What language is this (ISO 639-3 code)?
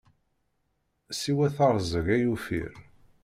kab